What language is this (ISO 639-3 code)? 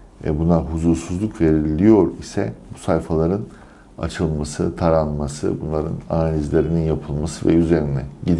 tur